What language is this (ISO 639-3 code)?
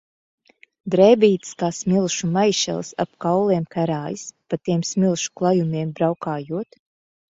lav